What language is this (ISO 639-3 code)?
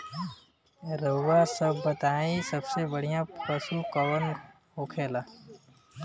bho